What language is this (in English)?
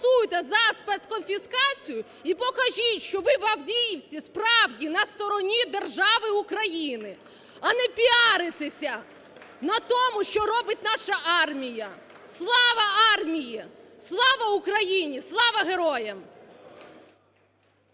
Ukrainian